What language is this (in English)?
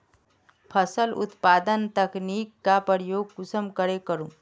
Magahi